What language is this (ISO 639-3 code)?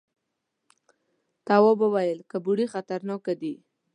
pus